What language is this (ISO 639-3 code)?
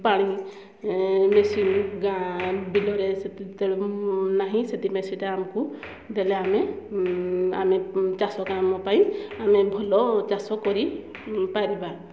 ori